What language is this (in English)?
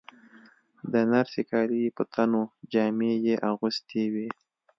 Pashto